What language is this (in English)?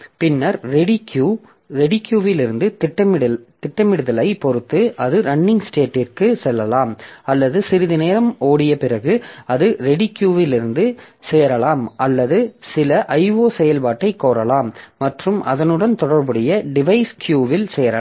Tamil